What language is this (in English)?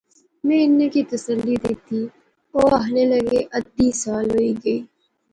Pahari-Potwari